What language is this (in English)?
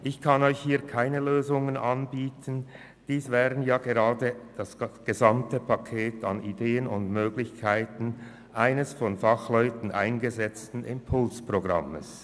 Swiss German